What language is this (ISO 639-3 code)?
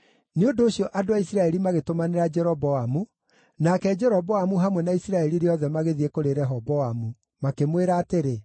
kik